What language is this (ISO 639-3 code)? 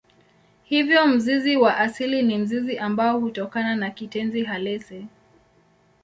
swa